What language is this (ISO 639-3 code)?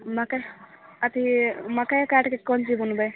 mai